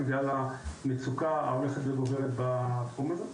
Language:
Hebrew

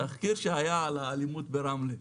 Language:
Hebrew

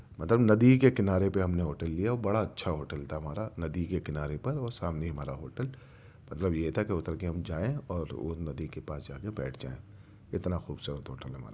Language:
Urdu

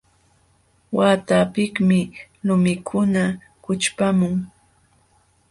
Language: Jauja Wanca Quechua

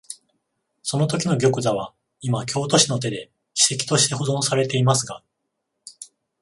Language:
Japanese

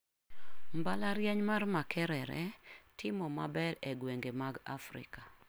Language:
Luo (Kenya and Tanzania)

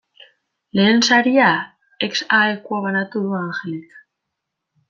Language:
Basque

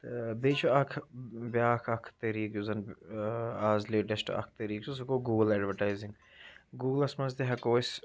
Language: Kashmiri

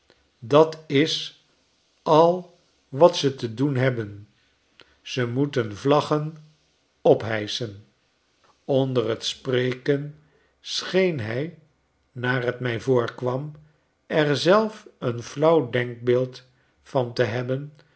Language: Dutch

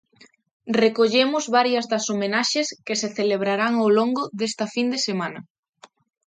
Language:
Galician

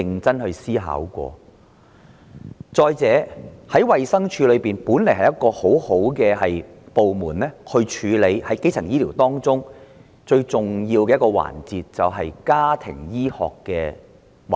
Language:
Cantonese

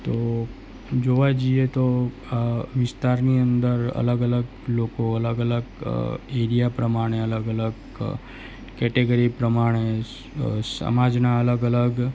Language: Gujarati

